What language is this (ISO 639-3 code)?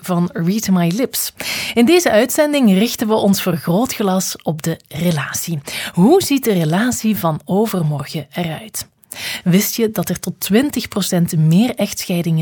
nld